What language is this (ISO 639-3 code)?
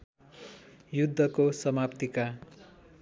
nep